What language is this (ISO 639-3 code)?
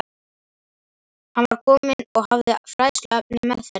isl